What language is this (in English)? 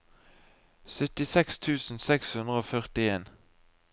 Norwegian